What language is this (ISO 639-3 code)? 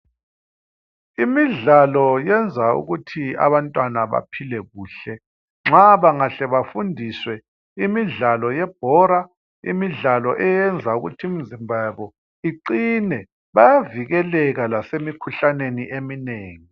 nde